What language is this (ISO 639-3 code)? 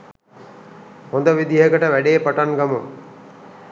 sin